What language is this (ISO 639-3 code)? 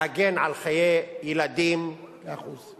heb